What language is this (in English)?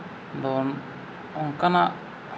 Santali